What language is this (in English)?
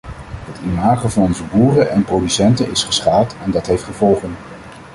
Dutch